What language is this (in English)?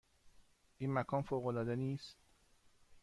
Persian